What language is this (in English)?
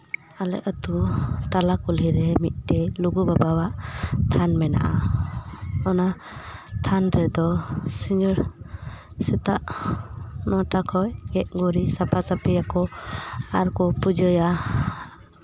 Santali